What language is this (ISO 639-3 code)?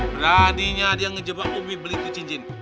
ind